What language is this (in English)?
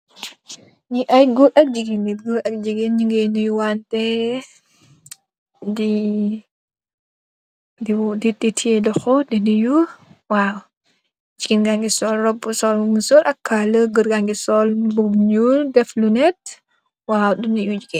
Wolof